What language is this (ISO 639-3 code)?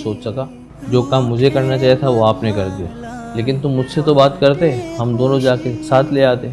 urd